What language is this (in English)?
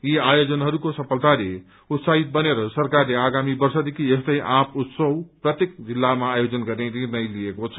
Nepali